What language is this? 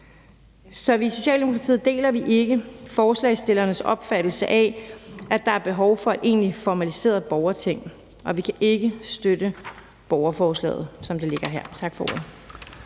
Danish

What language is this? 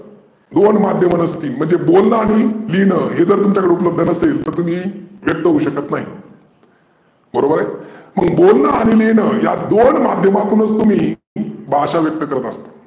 Marathi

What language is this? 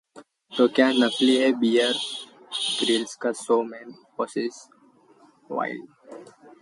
Hindi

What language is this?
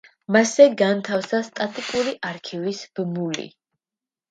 Georgian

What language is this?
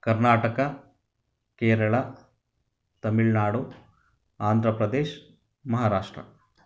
Kannada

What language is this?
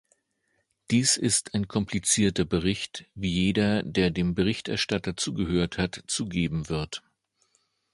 German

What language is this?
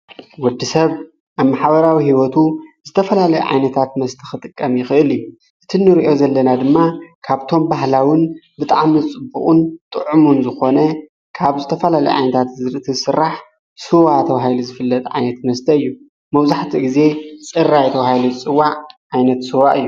Tigrinya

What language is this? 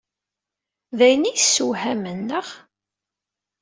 Kabyle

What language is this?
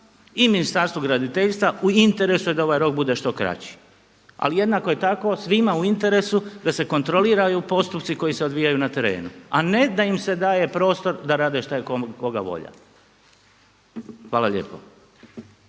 Croatian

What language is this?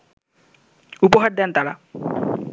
Bangla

